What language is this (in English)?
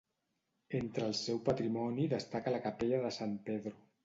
Catalan